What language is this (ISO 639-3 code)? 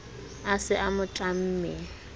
sot